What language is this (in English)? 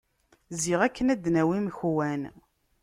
Kabyle